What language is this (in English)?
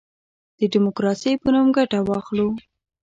Pashto